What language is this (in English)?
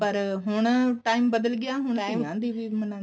Punjabi